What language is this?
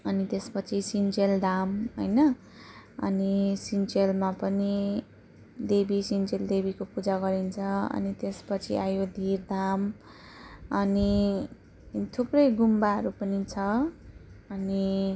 Nepali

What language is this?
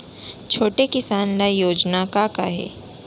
Chhattisgarhi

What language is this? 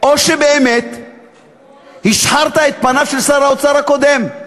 Hebrew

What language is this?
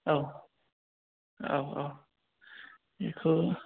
Bodo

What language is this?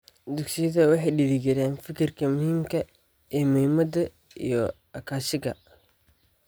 Somali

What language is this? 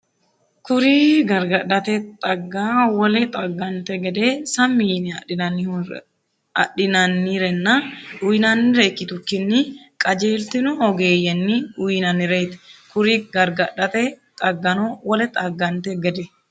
Sidamo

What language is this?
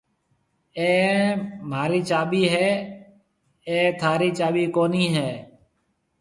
Marwari (Pakistan)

